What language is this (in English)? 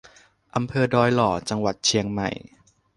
Thai